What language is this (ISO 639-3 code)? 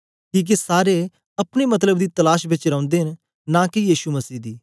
doi